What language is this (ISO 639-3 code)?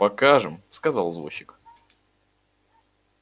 rus